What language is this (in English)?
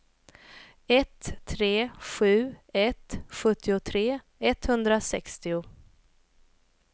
Swedish